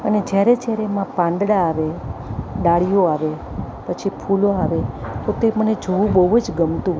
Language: Gujarati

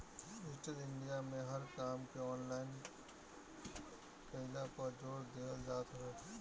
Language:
Bhojpuri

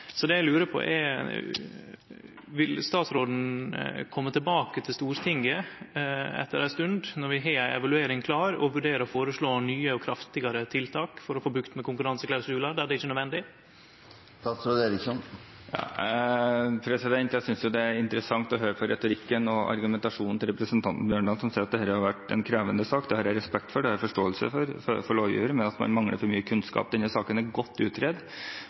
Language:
Norwegian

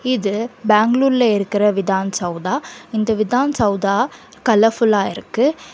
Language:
Tamil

